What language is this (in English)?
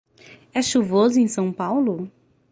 Portuguese